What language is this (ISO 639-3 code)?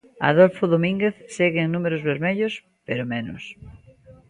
glg